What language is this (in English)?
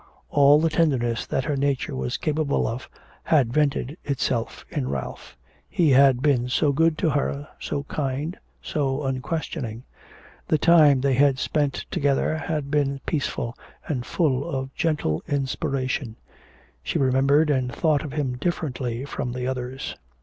English